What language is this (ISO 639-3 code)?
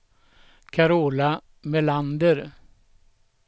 swe